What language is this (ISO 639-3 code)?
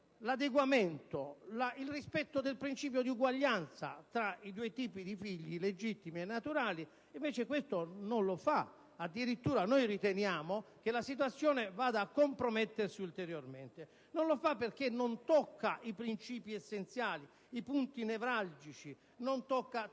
ita